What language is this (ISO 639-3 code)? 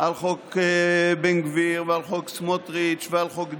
heb